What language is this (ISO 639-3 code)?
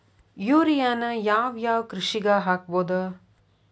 kan